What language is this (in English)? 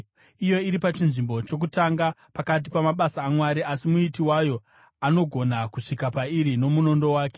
Shona